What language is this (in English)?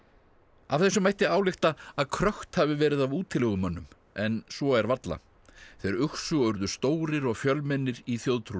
Icelandic